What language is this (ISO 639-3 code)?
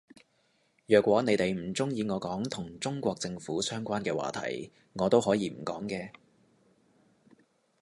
yue